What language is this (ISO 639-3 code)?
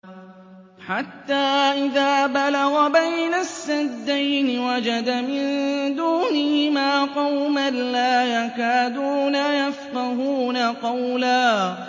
ara